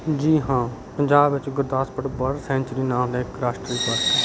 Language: Punjabi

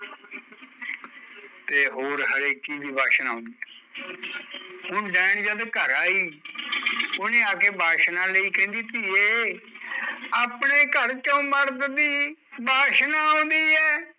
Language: Punjabi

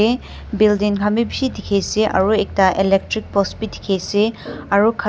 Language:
Naga Pidgin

